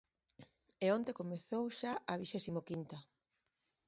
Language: Galician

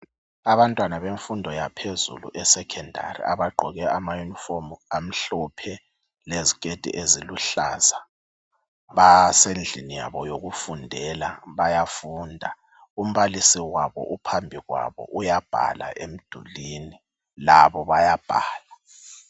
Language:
North Ndebele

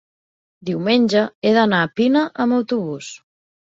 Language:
Catalan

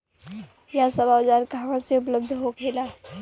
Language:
Bhojpuri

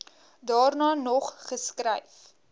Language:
Afrikaans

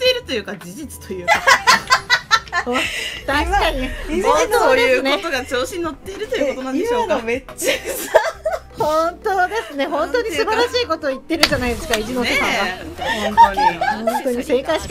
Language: Japanese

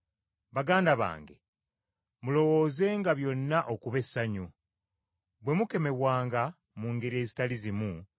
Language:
Ganda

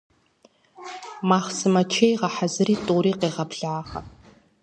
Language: Kabardian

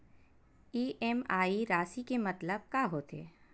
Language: Chhattisgarhi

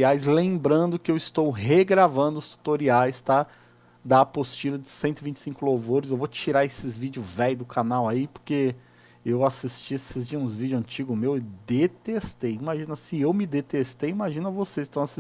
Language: Portuguese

